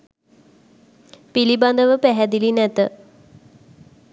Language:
Sinhala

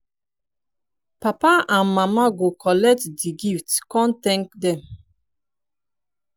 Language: Nigerian Pidgin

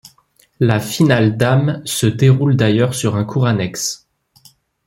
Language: French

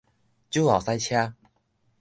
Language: Min Nan Chinese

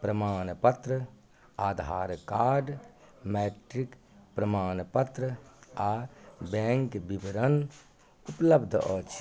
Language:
Maithili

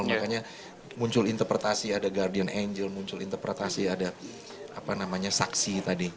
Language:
Indonesian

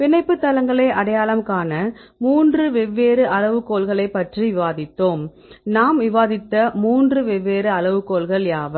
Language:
Tamil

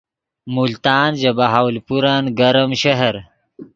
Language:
Yidgha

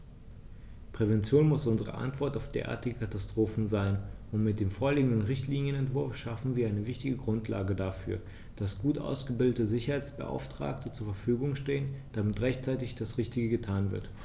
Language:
German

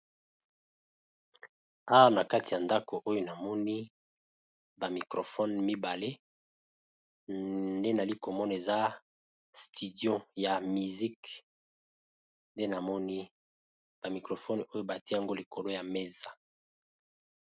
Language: Lingala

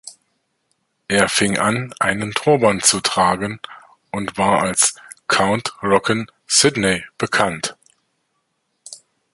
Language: German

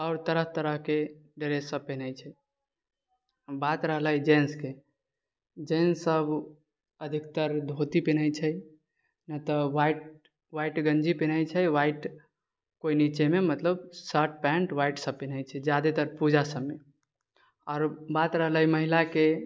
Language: Maithili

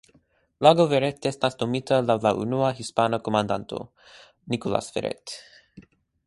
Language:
Esperanto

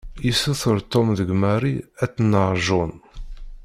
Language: Kabyle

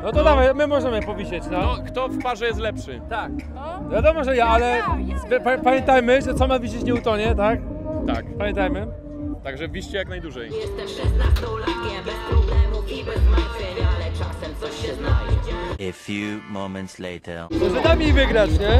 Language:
Polish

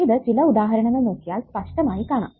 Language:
Malayalam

